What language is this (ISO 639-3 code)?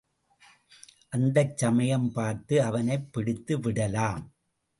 tam